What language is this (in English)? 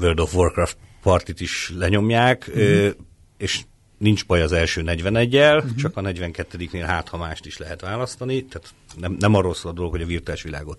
Hungarian